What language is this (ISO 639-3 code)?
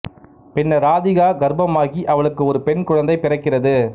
tam